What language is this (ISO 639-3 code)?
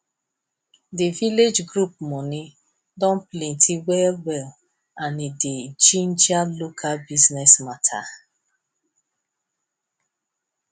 pcm